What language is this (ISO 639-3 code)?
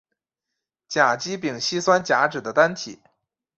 zho